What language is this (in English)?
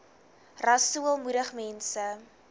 Afrikaans